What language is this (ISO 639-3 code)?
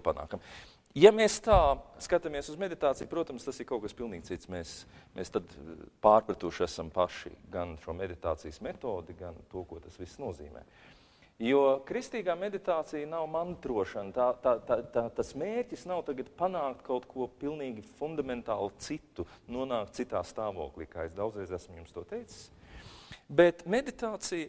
lav